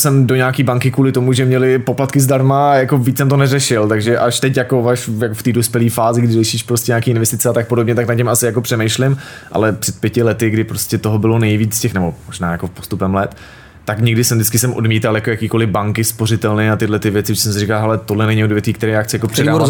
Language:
Czech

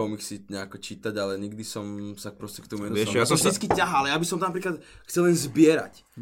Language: Slovak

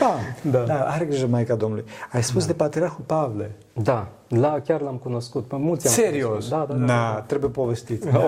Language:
Romanian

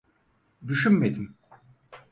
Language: Turkish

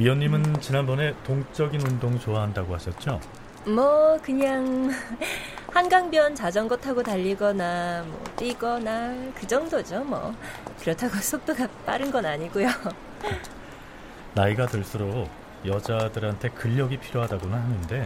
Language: Korean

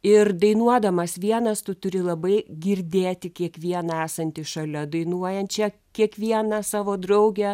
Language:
Lithuanian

